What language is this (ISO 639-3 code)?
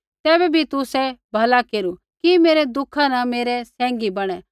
kfx